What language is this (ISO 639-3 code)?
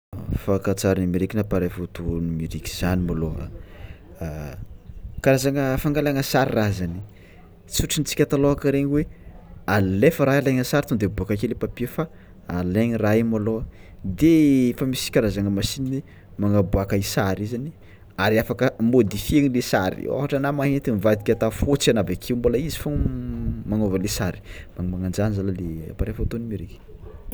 xmw